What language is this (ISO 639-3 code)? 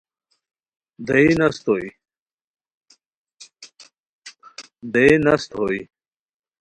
khw